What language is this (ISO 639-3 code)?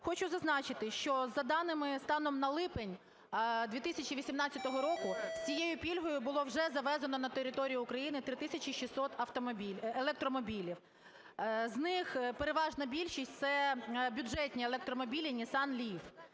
ukr